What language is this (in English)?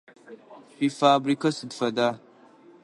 Adyghe